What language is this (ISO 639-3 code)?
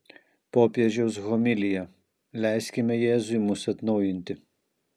lit